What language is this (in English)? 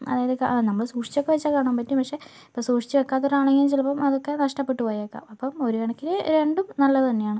Malayalam